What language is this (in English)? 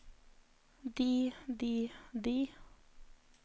Norwegian